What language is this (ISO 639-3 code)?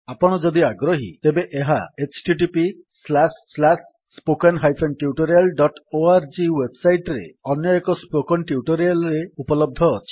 ori